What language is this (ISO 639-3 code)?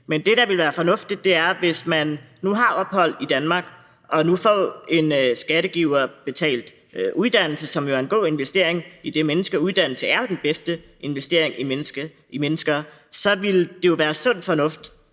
dan